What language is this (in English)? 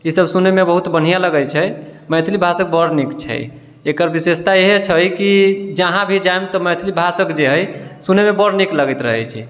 Maithili